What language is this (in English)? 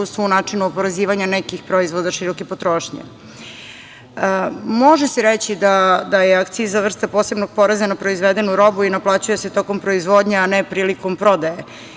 Serbian